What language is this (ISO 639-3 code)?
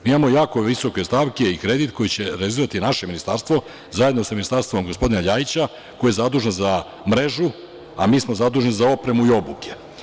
srp